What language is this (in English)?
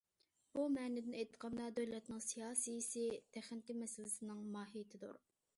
Uyghur